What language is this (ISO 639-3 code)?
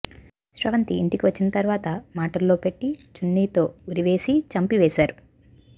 tel